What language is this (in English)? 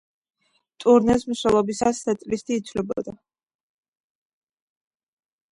Georgian